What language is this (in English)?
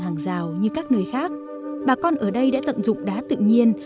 Vietnamese